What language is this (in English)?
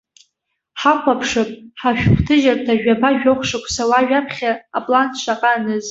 Abkhazian